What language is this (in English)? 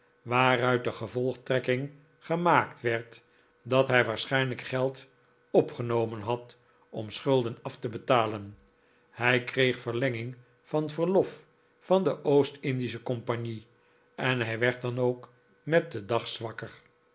Dutch